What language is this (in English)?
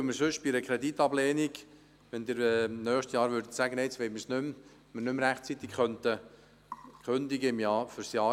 Swiss German